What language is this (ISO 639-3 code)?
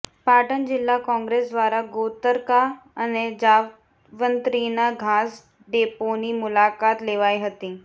guj